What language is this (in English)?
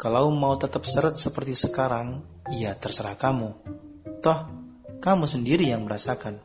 Indonesian